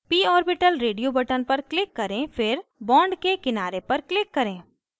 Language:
Hindi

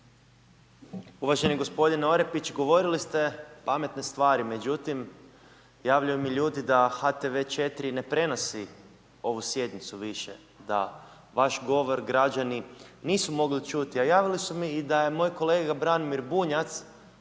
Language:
Croatian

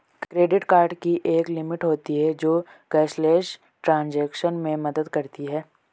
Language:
Hindi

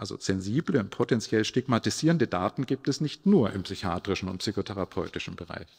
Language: German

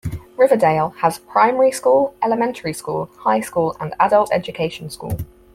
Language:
English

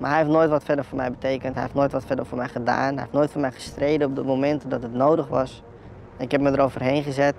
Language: Dutch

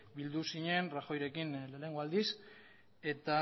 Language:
Basque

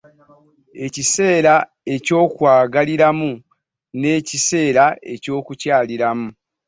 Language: Ganda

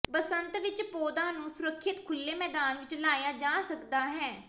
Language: Punjabi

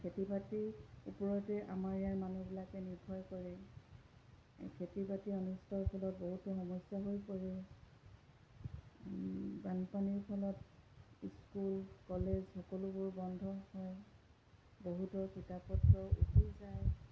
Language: Assamese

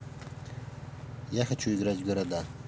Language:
Russian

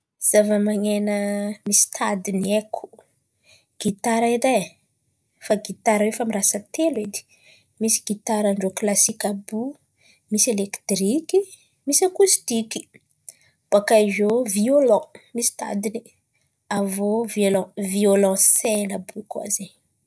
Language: Antankarana Malagasy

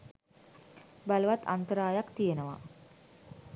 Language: Sinhala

